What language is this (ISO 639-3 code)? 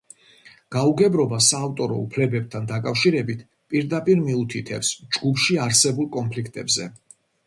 kat